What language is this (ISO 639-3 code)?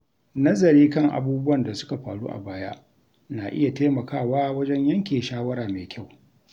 hau